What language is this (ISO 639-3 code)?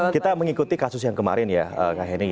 ind